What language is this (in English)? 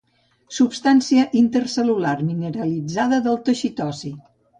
Catalan